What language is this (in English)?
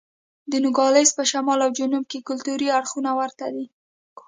Pashto